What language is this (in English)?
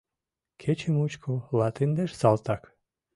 Mari